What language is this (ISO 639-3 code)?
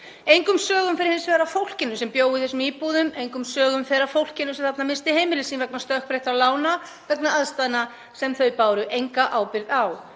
isl